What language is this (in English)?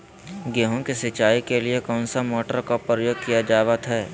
Magahi